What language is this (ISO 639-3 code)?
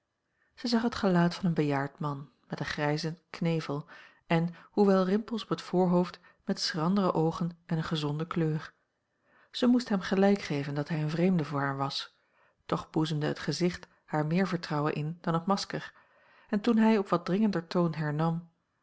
nld